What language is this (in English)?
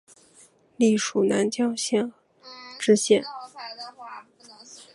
Chinese